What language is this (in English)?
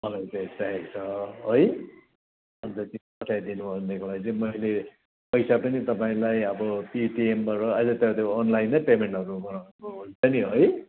Nepali